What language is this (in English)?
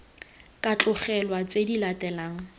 Tswana